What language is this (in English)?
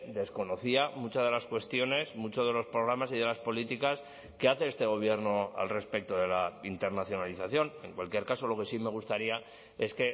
Spanish